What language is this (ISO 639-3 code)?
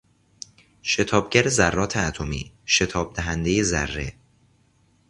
fas